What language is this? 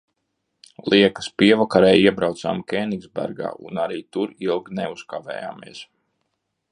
Latvian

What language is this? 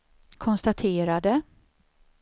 Swedish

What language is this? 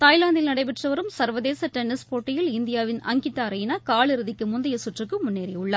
Tamil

